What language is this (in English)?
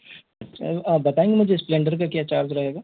Hindi